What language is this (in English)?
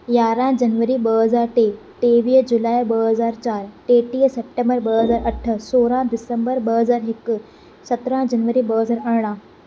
Sindhi